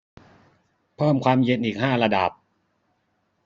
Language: Thai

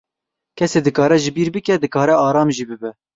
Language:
Kurdish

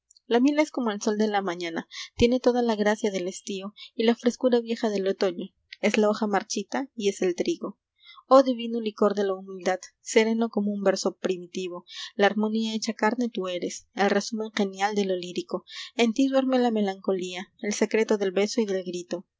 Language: Spanish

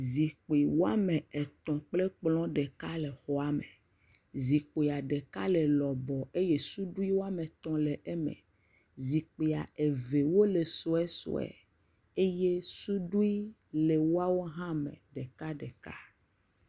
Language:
Ewe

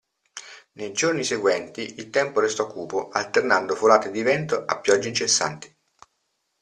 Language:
Italian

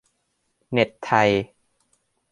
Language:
Thai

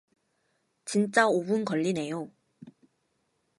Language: Korean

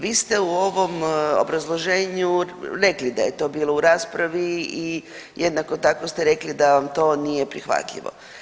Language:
Croatian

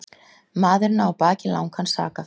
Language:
Icelandic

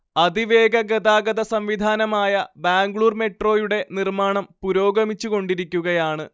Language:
Malayalam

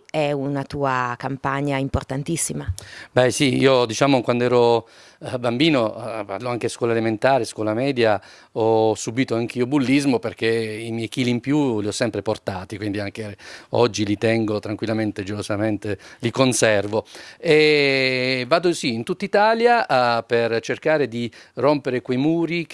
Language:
Italian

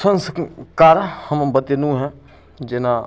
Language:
Maithili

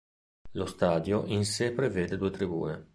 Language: Italian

